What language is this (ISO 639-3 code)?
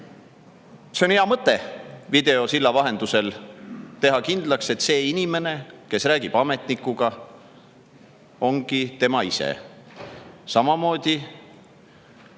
est